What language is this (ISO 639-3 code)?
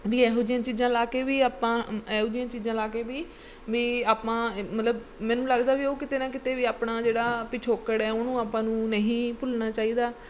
pan